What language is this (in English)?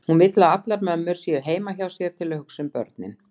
Icelandic